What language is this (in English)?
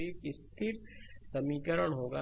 Hindi